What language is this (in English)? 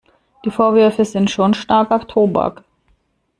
German